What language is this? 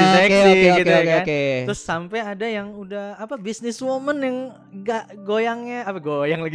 Indonesian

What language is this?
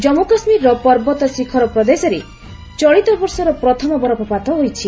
Odia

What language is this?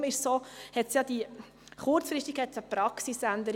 Swiss German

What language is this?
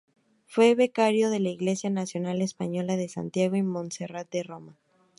Spanish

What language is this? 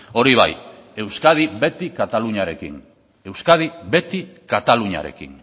Basque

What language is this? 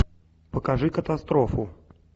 Russian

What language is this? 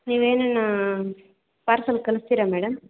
Kannada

